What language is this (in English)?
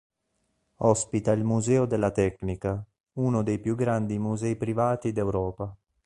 Italian